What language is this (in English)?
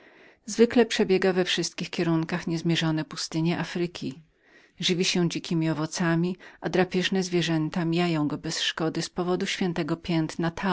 Polish